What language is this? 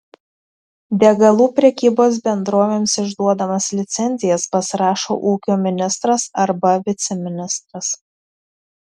Lithuanian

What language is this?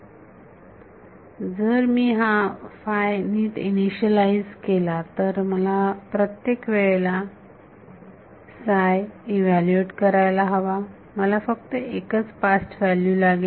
Marathi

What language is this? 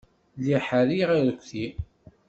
Kabyle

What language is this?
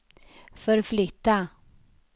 Swedish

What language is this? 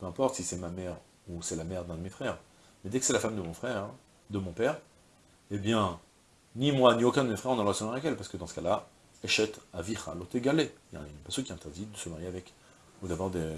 French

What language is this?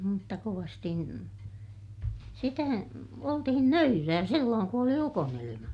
Finnish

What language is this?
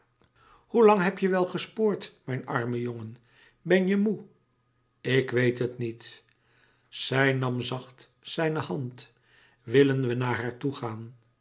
Dutch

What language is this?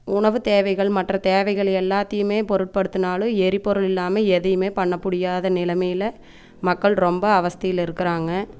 Tamil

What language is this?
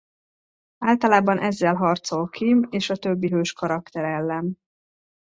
Hungarian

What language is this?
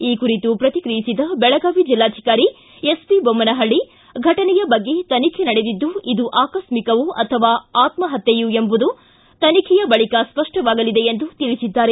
Kannada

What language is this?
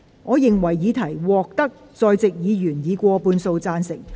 Cantonese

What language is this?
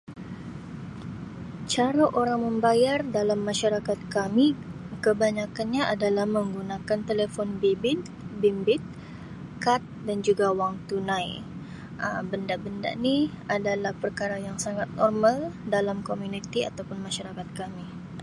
Sabah Malay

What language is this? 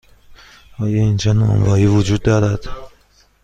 Persian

